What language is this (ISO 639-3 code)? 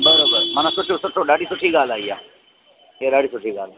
snd